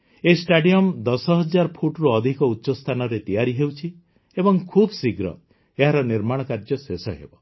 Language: Odia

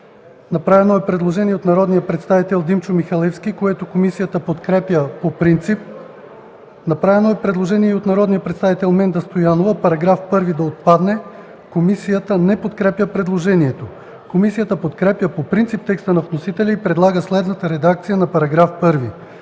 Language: Bulgarian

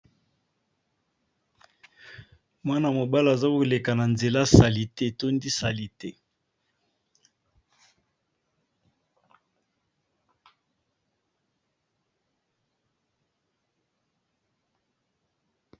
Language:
Lingala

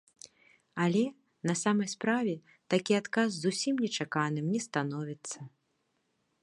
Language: Belarusian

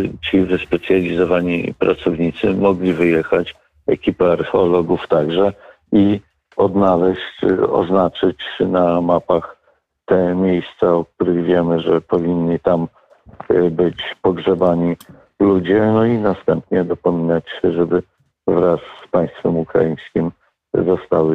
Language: Polish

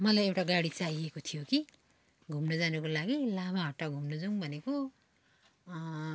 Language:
Nepali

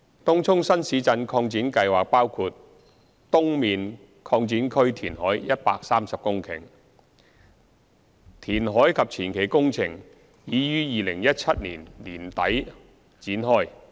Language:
Cantonese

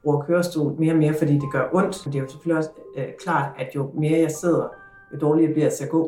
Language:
Danish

